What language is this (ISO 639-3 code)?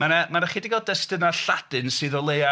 cym